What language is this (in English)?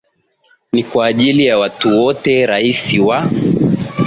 Swahili